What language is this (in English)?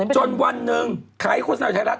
Thai